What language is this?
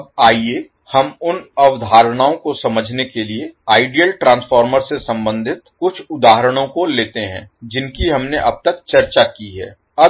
Hindi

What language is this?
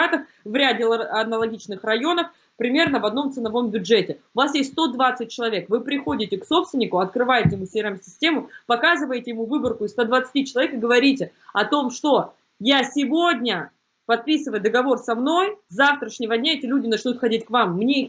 Russian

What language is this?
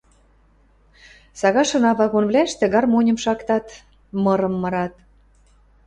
Western Mari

